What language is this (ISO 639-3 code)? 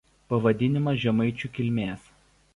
lit